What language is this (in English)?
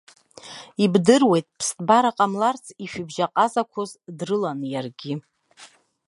Abkhazian